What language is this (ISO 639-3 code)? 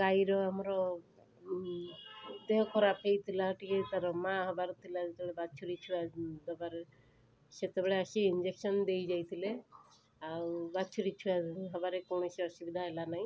ori